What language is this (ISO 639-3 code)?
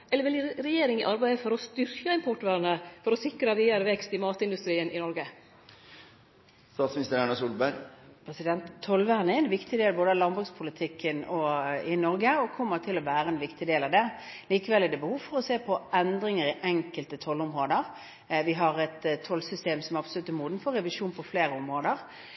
nor